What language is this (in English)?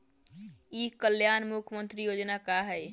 Bhojpuri